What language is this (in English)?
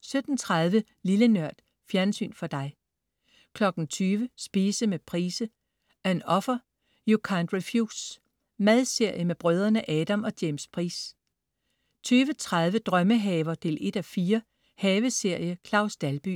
Danish